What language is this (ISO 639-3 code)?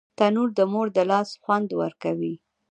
pus